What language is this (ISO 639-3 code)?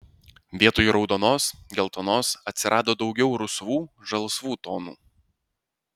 lit